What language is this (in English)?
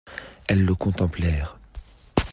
French